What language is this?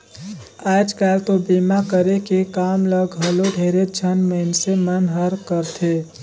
Chhattisgarhi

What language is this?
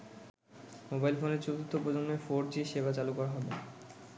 Bangla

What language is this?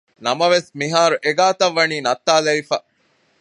Divehi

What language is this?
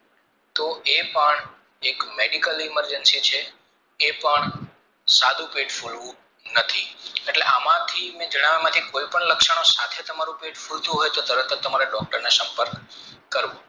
Gujarati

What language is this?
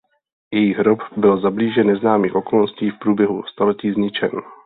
Czech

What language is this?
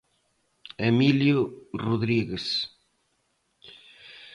Galician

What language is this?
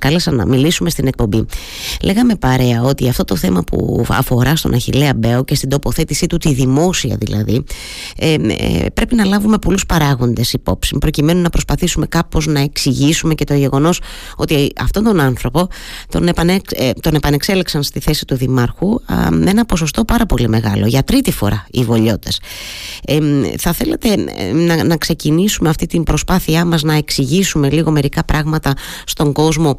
Greek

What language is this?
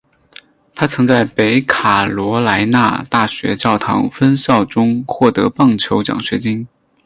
Chinese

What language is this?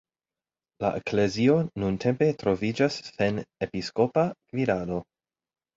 Esperanto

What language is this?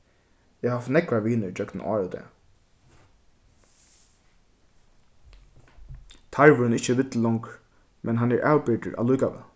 Faroese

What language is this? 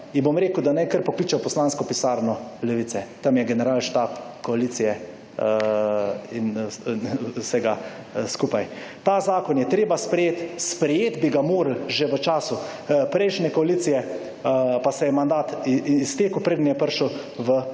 Slovenian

